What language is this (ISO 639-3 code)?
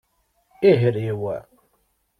kab